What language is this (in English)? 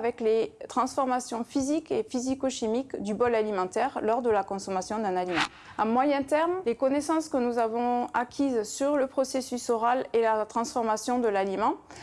French